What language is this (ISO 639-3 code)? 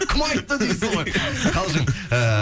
kaz